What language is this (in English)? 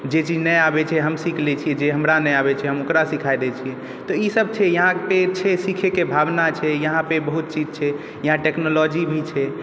Maithili